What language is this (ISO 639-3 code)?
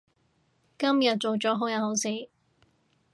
yue